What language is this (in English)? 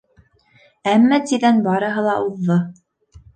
Bashkir